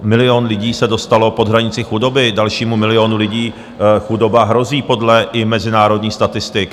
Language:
Czech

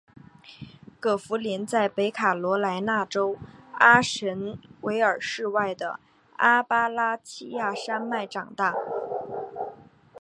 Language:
Chinese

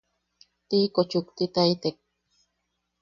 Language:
Yaqui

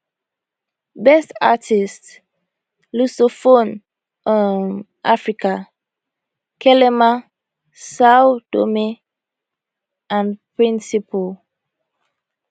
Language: Nigerian Pidgin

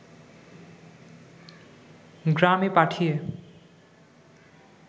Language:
Bangla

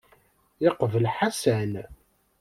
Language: Kabyle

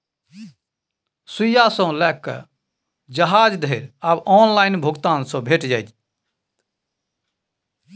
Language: Maithili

